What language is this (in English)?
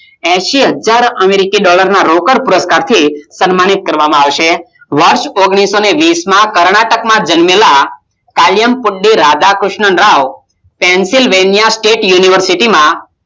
Gujarati